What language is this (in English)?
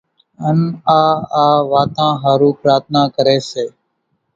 Kachi Koli